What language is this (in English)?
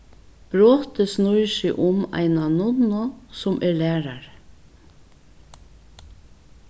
Faroese